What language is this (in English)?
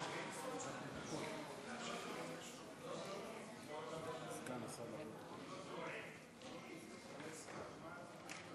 Hebrew